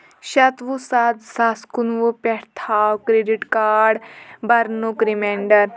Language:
Kashmiri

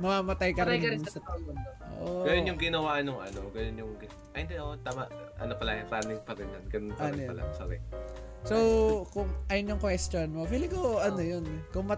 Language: Filipino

